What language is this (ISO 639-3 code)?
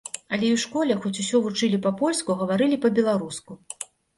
bel